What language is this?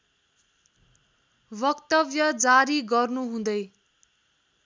Nepali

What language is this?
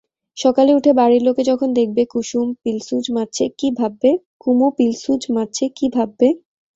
Bangla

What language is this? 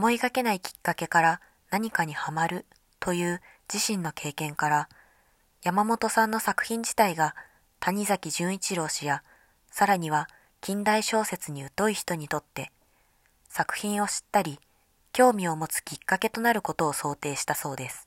Japanese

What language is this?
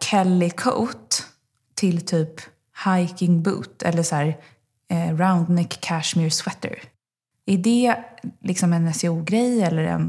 Swedish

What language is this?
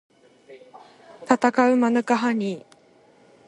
Japanese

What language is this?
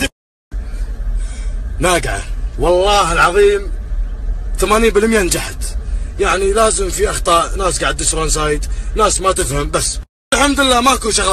Arabic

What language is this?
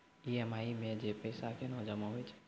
Maithili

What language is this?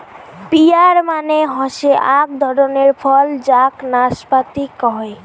Bangla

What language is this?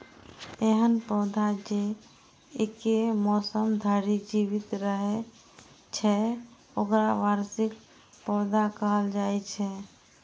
Maithili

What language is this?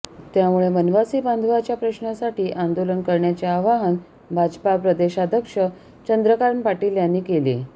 Marathi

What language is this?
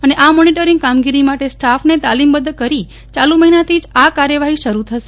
Gujarati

